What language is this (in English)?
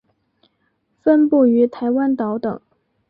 Chinese